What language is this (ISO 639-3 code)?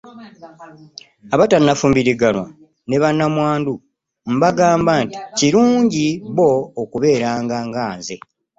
lug